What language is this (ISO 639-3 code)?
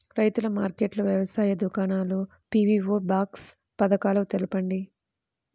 tel